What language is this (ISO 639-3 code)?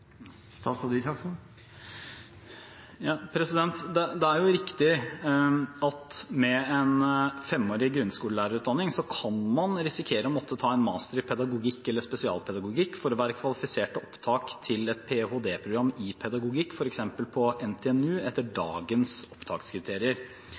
nob